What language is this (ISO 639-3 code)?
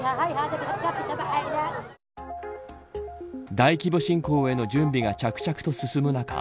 jpn